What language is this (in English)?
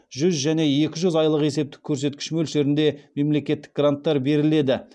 Kazakh